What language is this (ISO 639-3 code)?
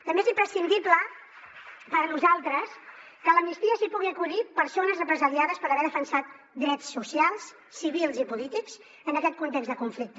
cat